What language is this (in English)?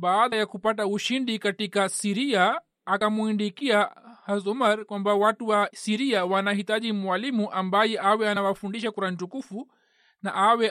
Swahili